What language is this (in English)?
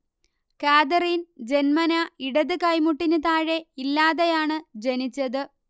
Malayalam